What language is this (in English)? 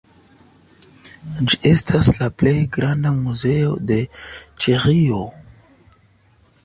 Esperanto